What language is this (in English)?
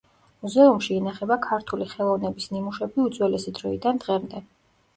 Georgian